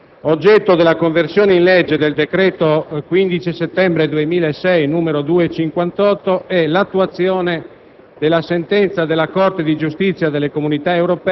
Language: Italian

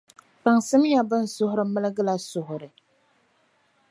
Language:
Dagbani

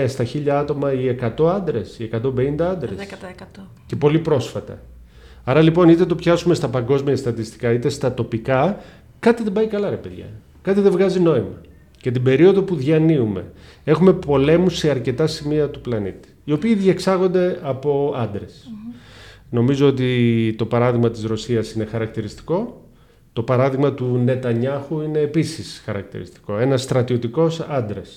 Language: Greek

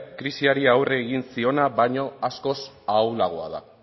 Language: Basque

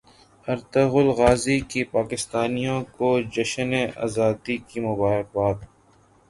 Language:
Urdu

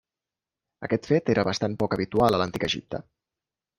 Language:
Catalan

